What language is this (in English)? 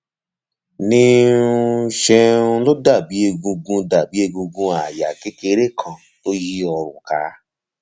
Yoruba